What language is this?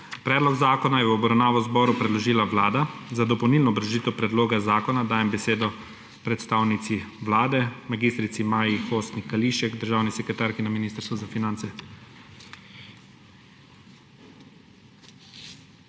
Slovenian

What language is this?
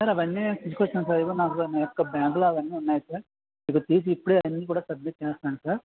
Telugu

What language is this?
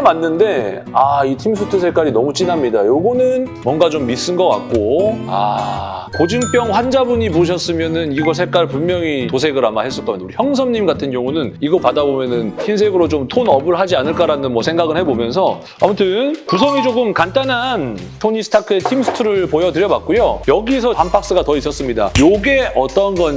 Korean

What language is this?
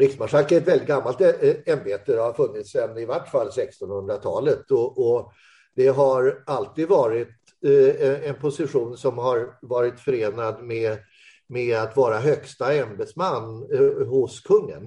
Swedish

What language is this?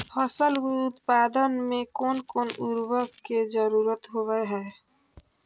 Magahi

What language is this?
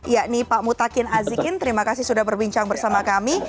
Indonesian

